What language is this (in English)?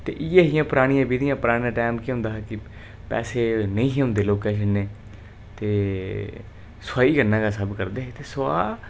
Dogri